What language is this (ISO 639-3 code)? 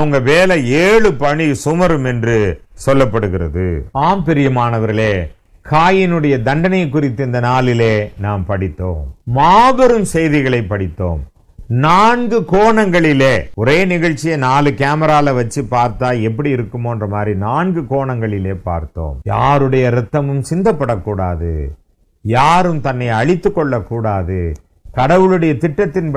hin